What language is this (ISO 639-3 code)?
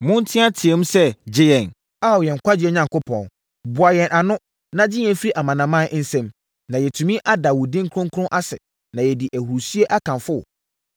aka